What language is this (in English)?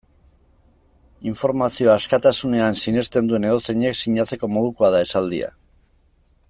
Basque